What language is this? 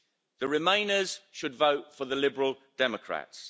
English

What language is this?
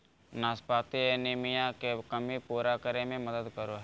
Magahi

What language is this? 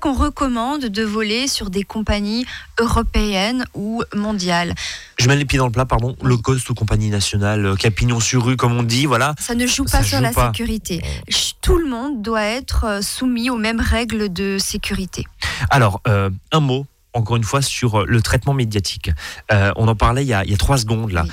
French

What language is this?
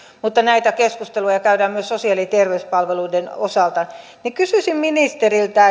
Finnish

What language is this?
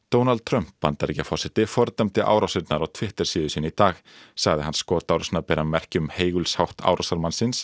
Icelandic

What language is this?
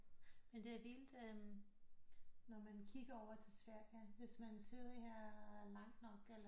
Danish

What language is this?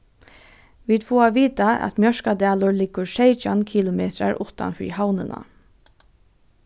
Faroese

